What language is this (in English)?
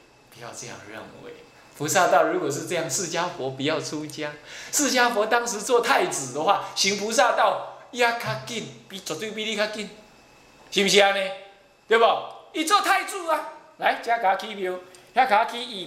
Chinese